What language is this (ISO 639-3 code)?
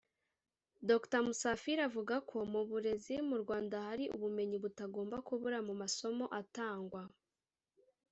kin